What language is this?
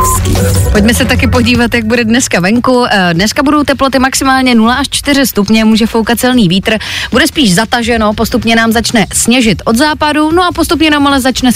Czech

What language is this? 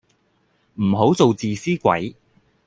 Cantonese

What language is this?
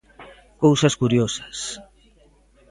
Galician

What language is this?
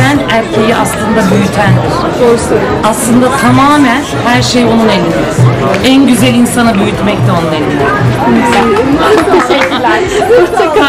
Turkish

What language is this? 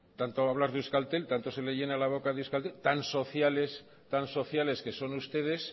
Spanish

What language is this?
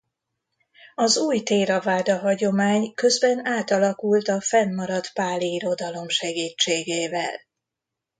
Hungarian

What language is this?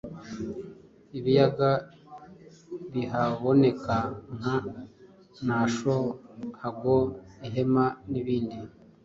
Kinyarwanda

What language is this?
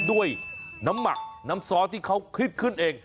Thai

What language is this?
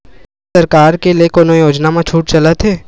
Chhattisgarhi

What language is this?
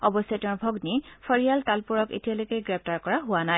Assamese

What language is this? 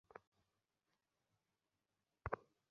Bangla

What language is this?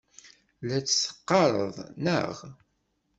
Kabyle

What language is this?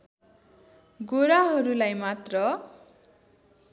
Nepali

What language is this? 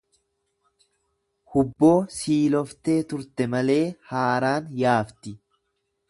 Oromo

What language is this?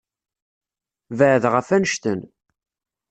Kabyle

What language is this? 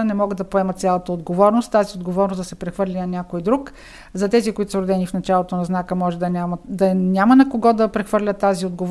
Bulgarian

